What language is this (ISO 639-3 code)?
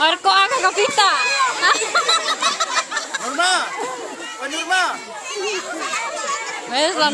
ind